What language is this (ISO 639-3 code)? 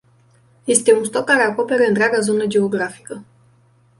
ron